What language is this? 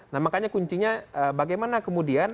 Indonesian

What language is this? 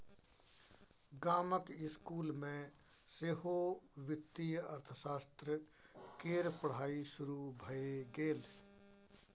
Maithili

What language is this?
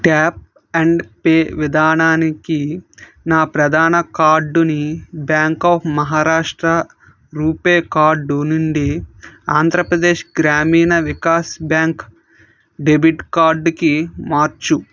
Telugu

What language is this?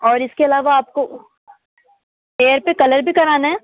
Hindi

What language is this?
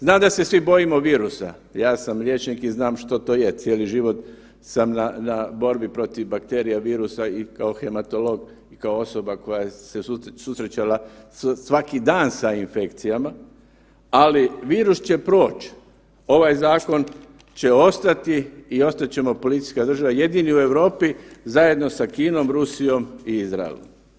Croatian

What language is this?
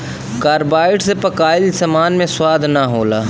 Bhojpuri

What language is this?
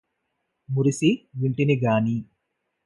Telugu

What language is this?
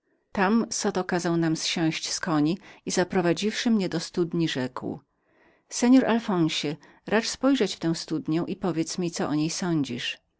Polish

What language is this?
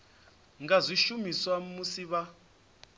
Venda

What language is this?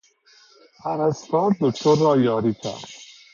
Persian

